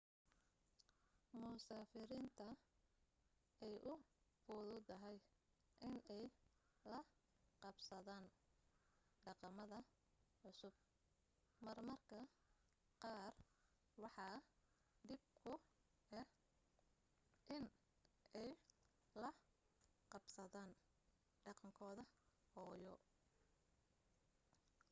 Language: Somali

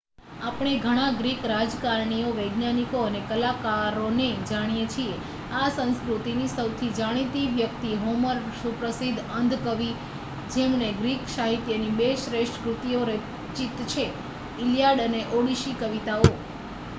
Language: Gujarati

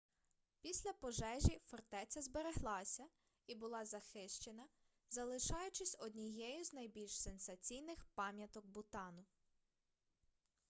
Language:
Ukrainian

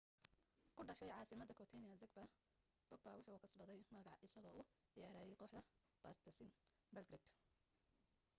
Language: Somali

